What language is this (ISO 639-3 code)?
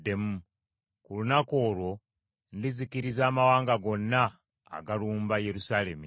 lug